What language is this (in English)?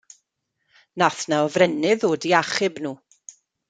Welsh